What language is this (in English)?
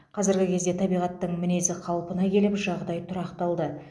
Kazakh